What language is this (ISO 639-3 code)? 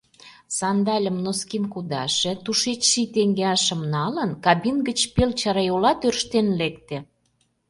chm